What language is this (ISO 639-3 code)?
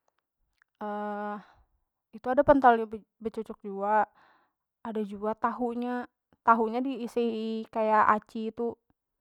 bjn